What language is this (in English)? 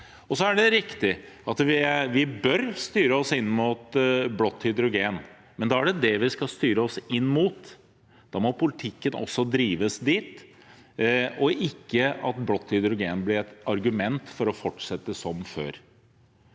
Norwegian